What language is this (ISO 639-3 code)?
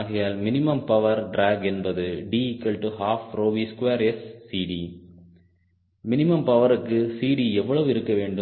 tam